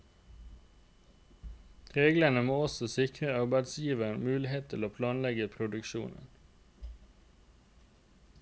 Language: Norwegian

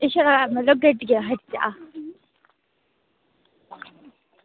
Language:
Dogri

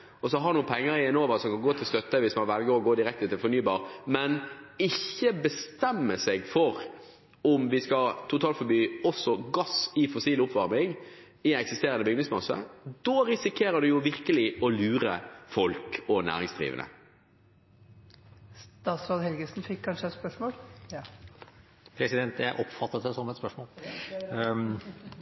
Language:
Norwegian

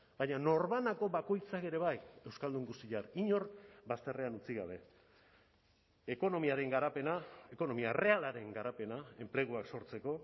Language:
Basque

